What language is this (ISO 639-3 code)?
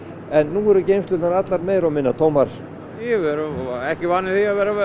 isl